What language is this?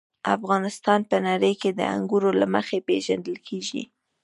Pashto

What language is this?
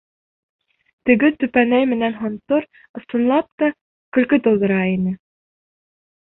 Bashkir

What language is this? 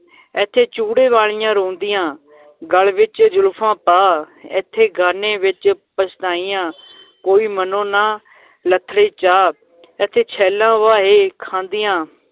Punjabi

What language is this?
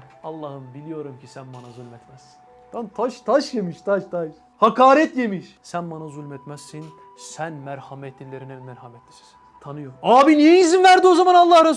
Turkish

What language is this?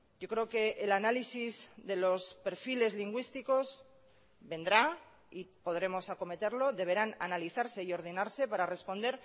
Spanish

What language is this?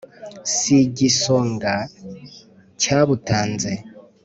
Kinyarwanda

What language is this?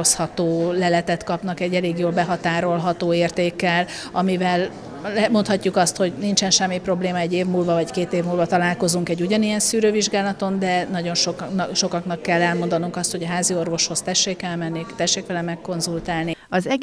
Hungarian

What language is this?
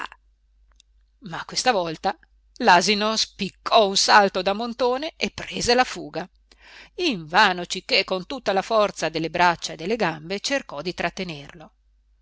Italian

